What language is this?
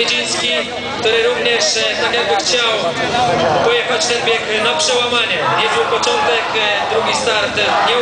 Polish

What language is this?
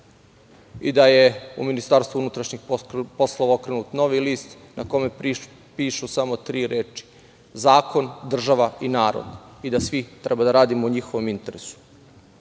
Serbian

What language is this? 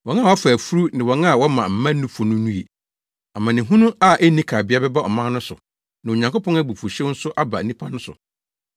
Akan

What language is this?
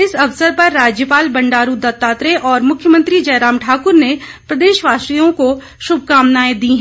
Hindi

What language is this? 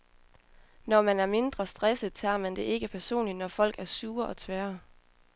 Danish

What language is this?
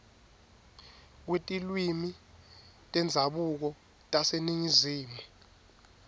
Swati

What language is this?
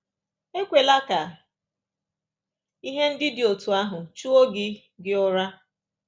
Igbo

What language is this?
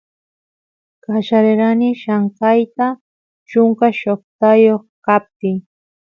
Santiago del Estero Quichua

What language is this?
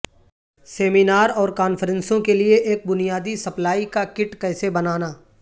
Urdu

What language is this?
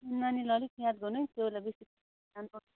Nepali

